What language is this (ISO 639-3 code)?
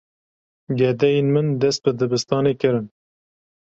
kur